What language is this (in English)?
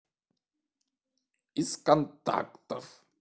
Russian